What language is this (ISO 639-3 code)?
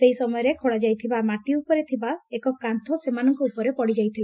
ori